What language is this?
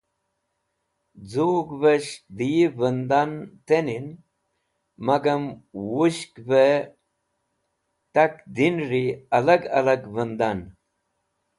Wakhi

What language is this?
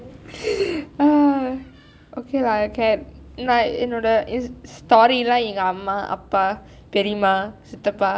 English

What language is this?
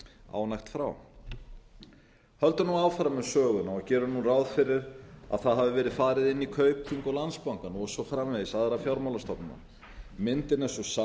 Icelandic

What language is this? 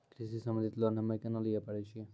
Maithili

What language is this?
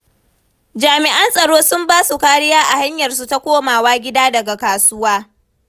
Hausa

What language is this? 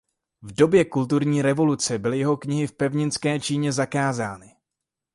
Czech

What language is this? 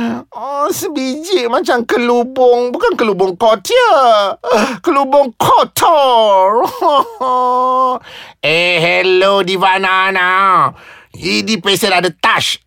Malay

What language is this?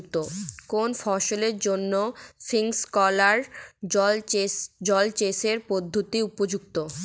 Bangla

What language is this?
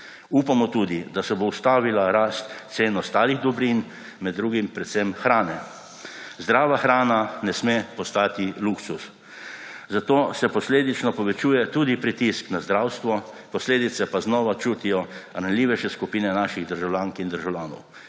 Slovenian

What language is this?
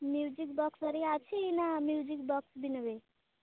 Odia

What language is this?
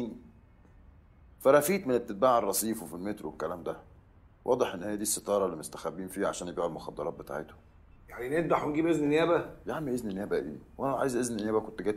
Arabic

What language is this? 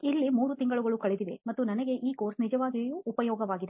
Kannada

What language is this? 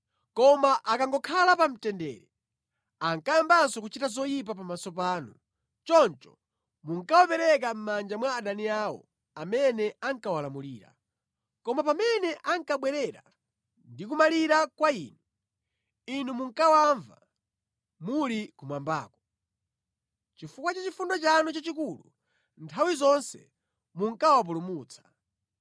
Nyanja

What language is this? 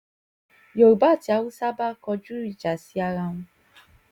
Yoruba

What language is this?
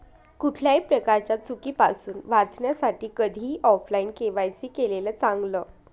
Marathi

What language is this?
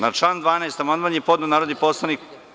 Serbian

